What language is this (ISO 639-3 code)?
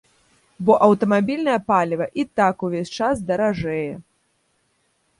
bel